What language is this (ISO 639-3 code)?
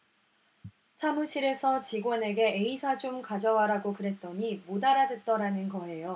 kor